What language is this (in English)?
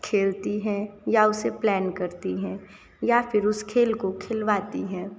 Hindi